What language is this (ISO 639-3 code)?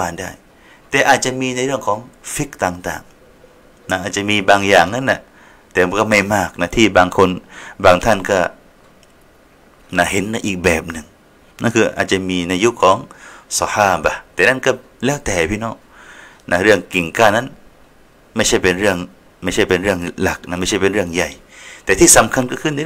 tha